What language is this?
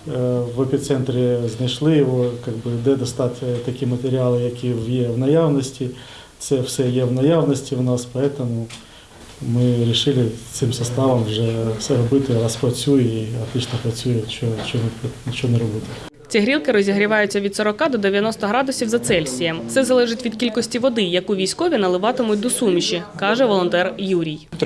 Ukrainian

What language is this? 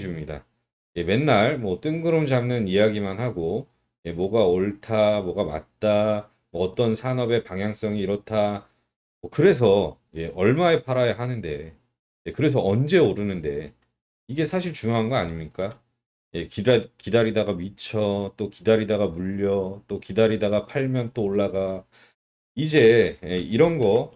Korean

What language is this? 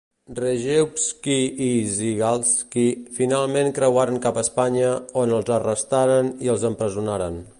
Catalan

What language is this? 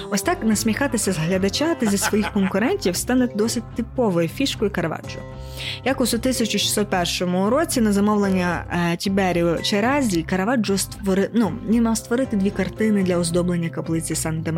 Ukrainian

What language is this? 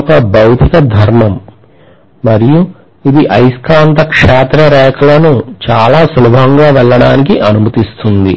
Telugu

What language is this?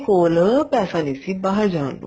Punjabi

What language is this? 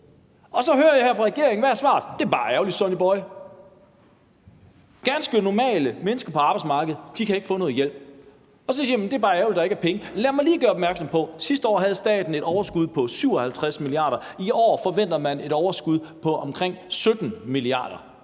Danish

